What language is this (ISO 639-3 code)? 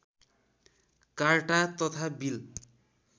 nep